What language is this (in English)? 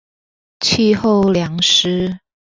Chinese